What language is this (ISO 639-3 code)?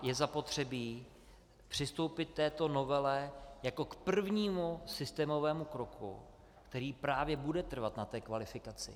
ces